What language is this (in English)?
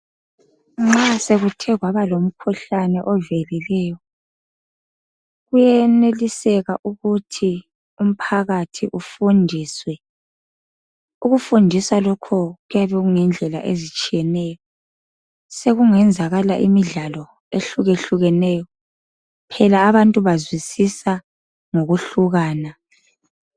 North Ndebele